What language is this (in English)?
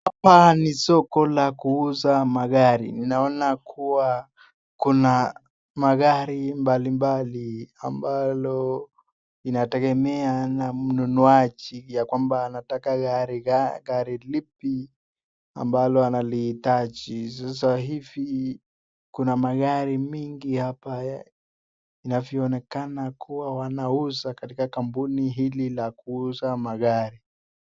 Swahili